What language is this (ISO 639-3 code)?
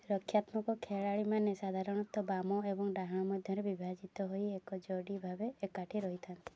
ori